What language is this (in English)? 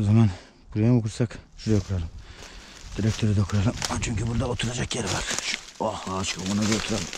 Turkish